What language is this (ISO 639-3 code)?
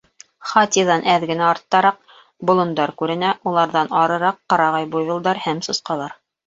bak